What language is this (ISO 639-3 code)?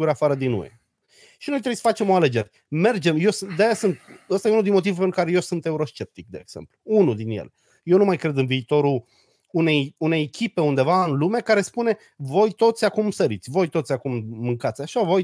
ron